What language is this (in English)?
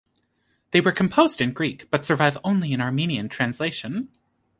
English